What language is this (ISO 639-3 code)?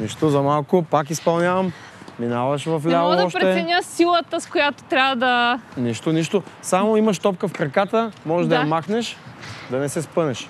bul